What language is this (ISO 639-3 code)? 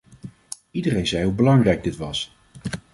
nld